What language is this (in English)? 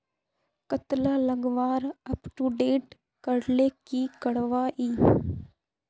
Magahi